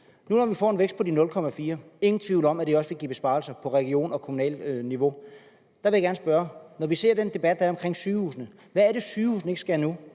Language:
Danish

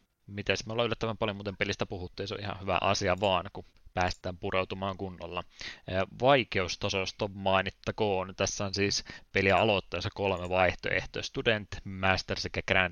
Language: Finnish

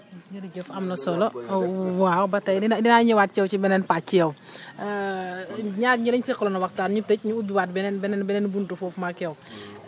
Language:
Wolof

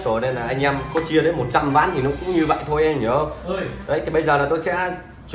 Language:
Vietnamese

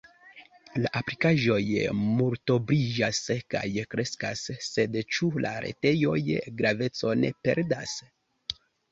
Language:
Esperanto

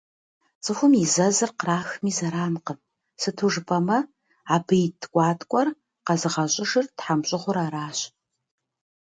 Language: Kabardian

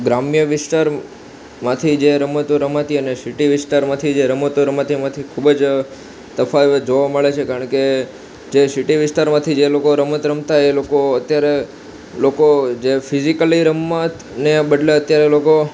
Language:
Gujarati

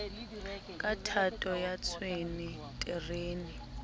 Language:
Southern Sotho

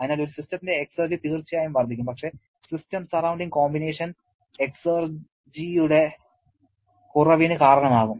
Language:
Malayalam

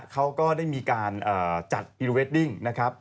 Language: Thai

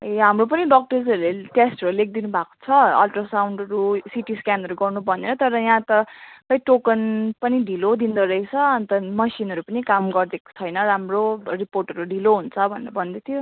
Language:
Nepali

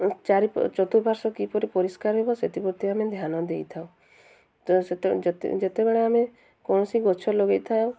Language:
Odia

